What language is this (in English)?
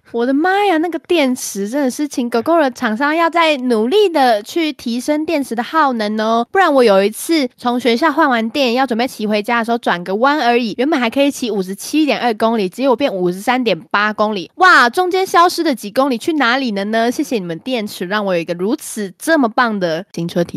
Chinese